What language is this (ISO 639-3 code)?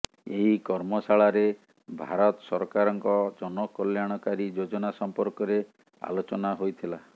ori